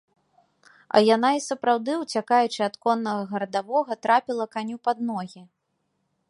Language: Belarusian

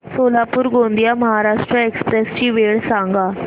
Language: Marathi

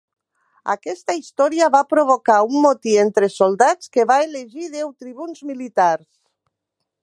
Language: Catalan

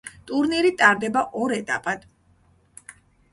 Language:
Georgian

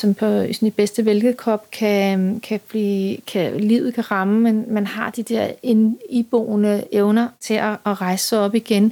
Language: Danish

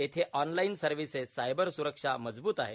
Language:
Marathi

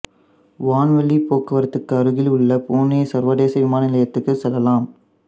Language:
Tamil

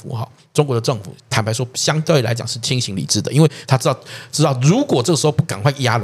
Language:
Chinese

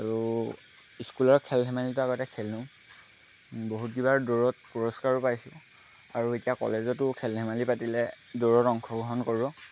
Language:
Assamese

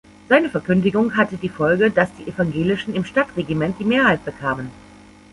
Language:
German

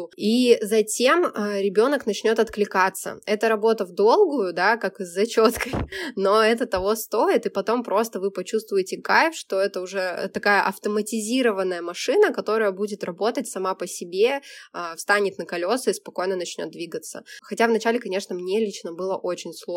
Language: Russian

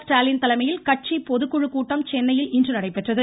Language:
Tamil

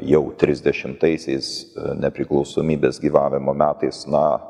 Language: Lithuanian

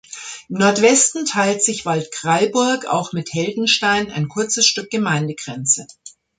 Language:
German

